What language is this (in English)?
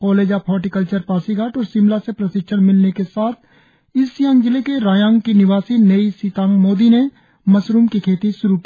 Hindi